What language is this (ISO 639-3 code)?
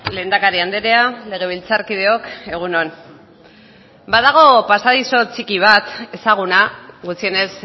eus